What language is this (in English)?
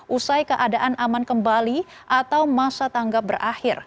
Indonesian